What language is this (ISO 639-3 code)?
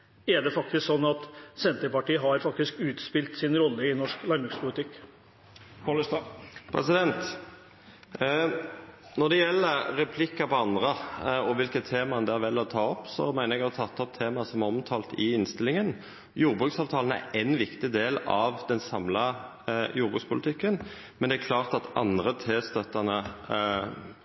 nor